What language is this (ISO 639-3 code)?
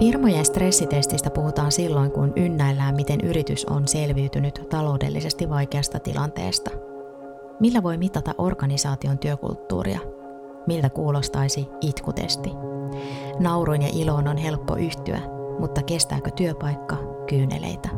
fin